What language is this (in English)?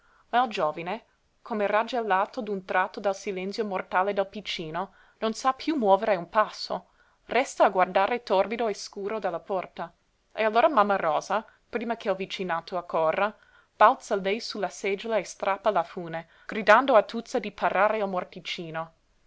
Italian